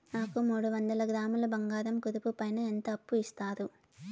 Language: Telugu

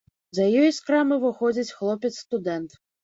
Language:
Belarusian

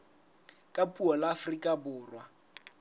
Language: Southern Sotho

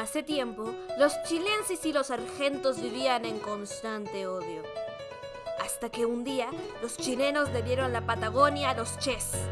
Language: Spanish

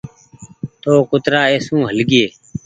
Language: Goaria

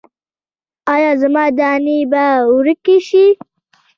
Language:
Pashto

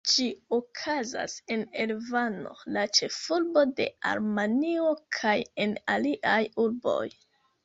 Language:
Esperanto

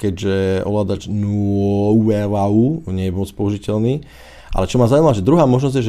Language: Slovak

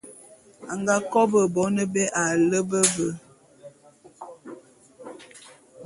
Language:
Bulu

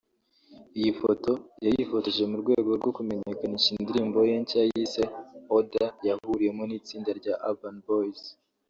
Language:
Kinyarwanda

